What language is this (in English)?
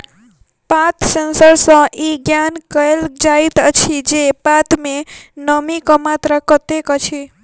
Maithili